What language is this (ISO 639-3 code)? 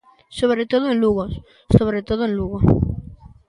glg